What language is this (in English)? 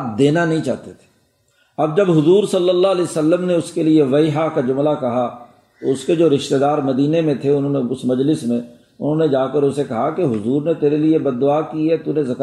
Urdu